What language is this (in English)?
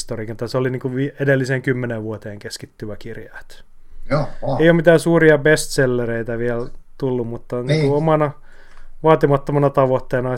Finnish